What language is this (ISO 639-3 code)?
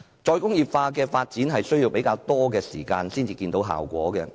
yue